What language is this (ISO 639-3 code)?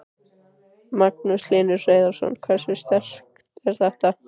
isl